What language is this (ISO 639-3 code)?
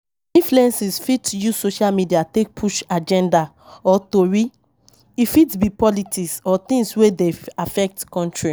pcm